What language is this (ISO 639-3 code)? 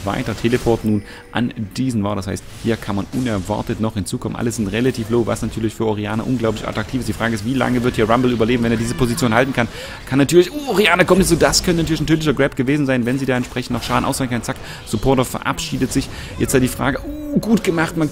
deu